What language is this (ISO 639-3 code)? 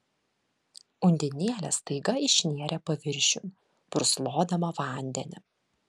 lit